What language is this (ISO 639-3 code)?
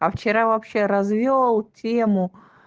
rus